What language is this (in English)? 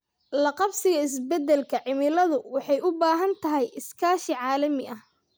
Somali